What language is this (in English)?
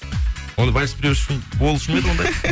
Kazakh